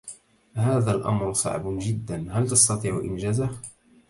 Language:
Arabic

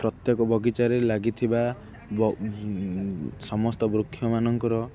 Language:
Odia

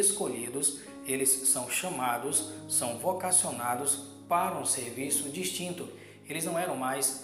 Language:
Portuguese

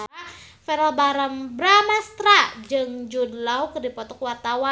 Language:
Sundanese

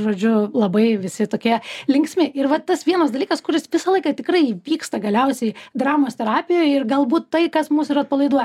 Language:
Lithuanian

